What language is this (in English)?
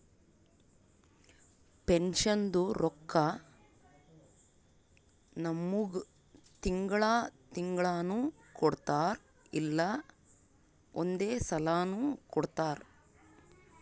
Kannada